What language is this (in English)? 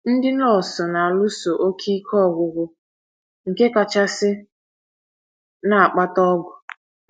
Igbo